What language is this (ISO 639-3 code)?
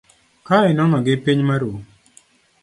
luo